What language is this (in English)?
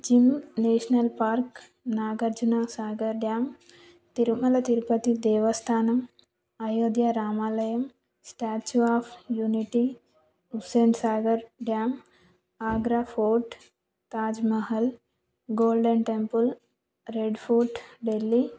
Telugu